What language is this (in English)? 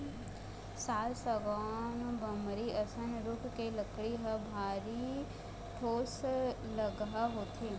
Chhattisgarhi